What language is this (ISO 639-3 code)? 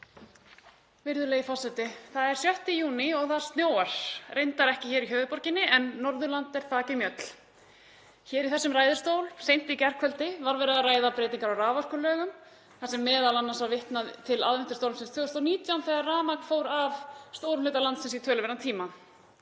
isl